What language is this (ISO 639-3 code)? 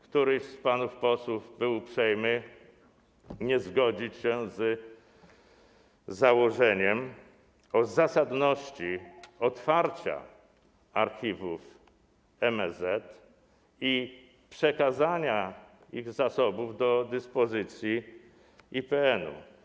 pol